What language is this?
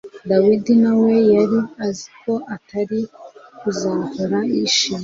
Kinyarwanda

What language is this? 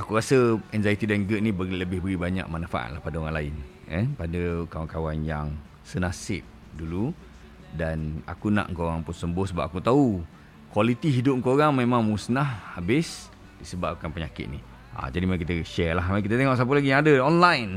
Malay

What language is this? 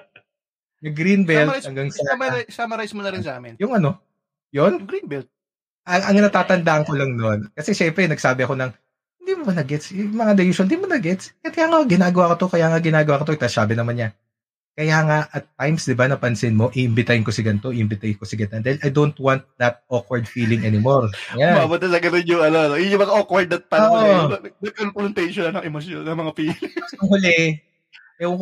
Filipino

